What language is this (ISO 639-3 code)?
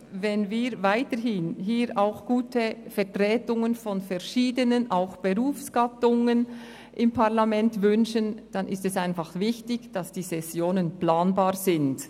gsw